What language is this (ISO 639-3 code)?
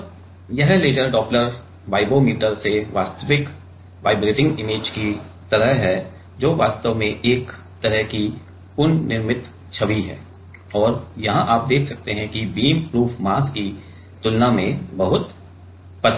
hin